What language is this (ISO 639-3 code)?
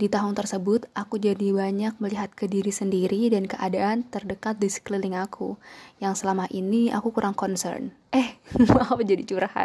ind